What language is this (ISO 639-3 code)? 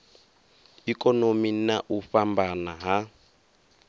ven